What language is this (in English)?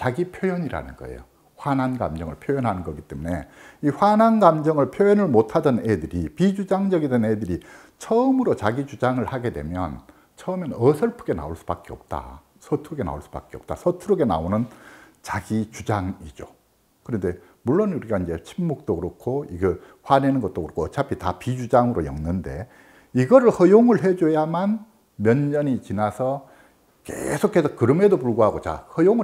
Korean